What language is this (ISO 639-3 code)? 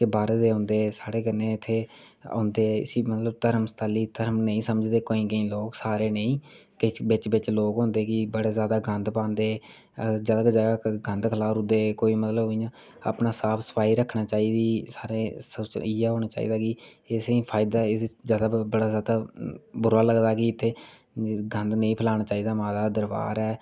doi